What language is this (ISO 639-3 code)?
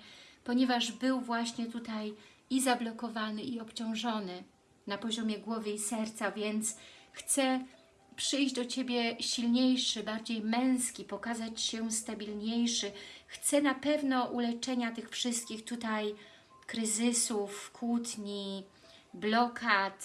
pol